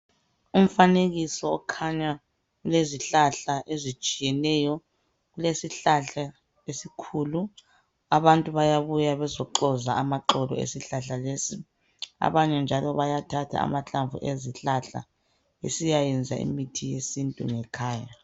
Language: North Ndebele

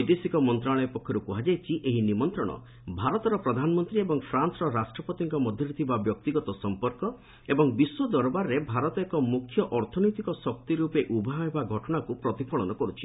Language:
Odia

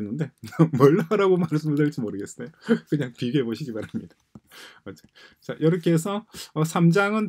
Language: Korean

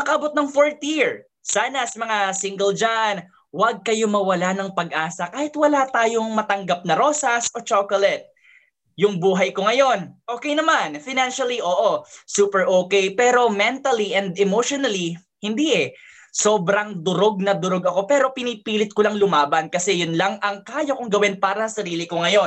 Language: Filipino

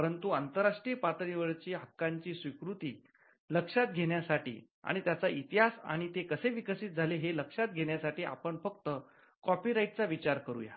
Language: Marathi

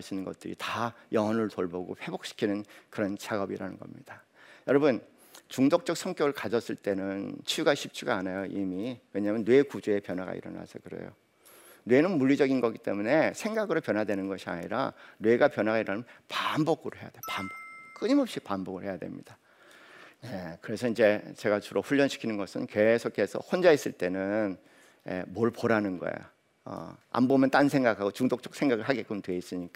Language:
Korean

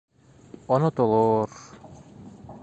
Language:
Bashkir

